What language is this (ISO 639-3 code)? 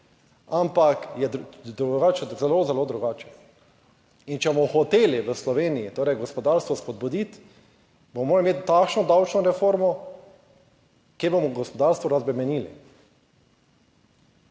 slv